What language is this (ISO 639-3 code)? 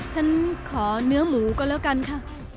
tha